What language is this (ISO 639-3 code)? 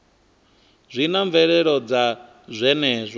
ven